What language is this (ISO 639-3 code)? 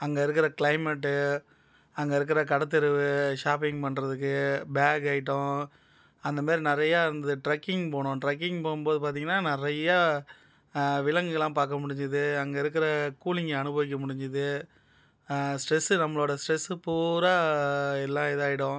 tam